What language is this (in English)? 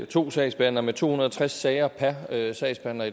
Danish